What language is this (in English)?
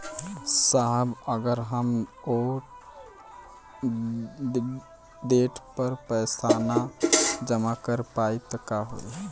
Bhojpuri